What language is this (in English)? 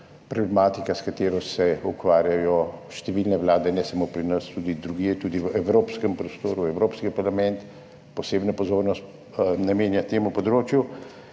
Slovenian